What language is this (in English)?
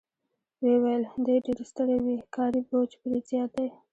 Pashto